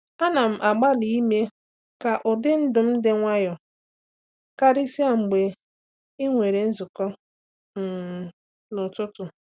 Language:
Igbo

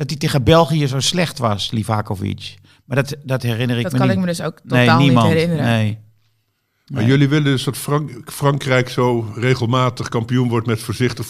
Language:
Dutch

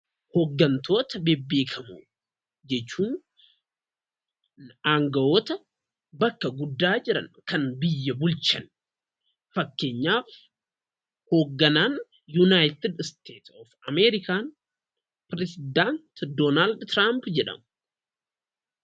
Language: Oromo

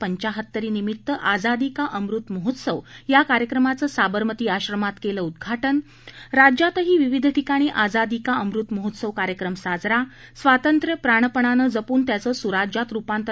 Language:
Marathi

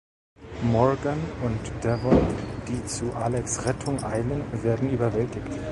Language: German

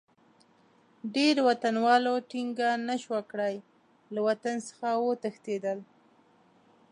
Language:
Pashto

